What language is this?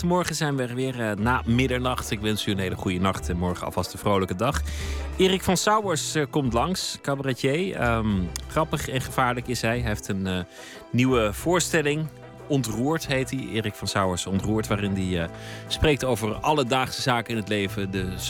Dutch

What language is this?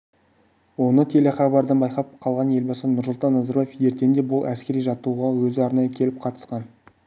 Kazakh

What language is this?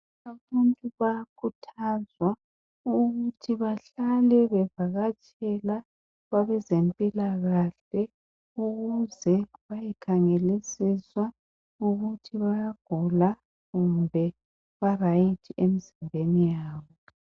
North Ndebele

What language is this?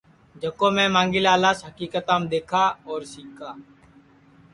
Sansi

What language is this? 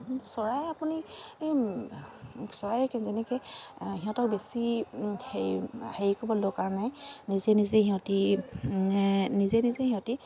Assamese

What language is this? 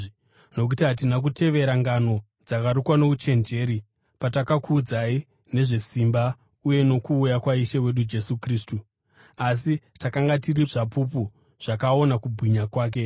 Shona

